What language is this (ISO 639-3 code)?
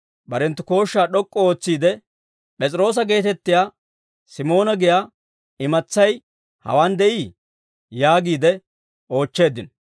dwr